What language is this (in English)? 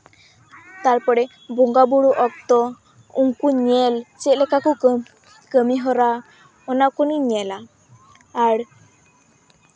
Santali